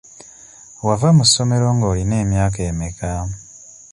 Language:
Ganda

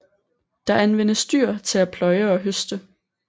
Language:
Danish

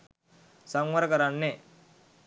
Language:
Sinhala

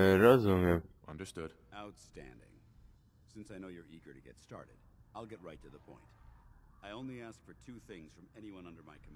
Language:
Polish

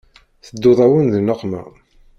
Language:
Kabyle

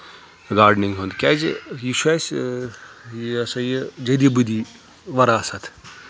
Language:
Kashmiri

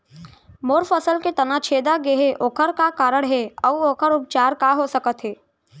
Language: Chhattisgarhi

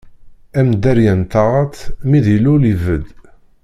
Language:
Kabyle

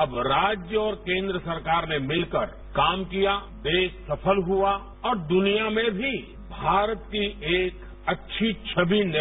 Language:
Marathi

